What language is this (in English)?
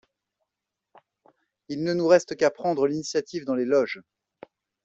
French